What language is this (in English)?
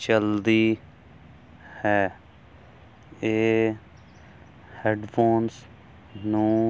Punjabi